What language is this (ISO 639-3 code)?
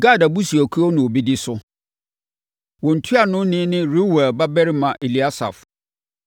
aka